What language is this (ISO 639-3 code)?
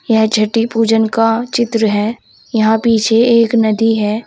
hin